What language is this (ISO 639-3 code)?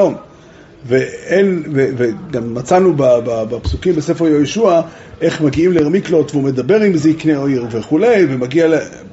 heb